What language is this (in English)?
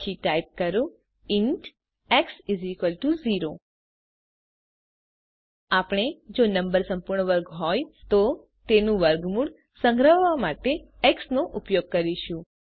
Gujarati